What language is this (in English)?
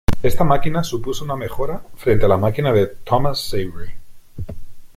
Spanish